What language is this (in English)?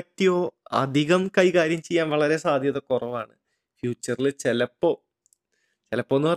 Malayalam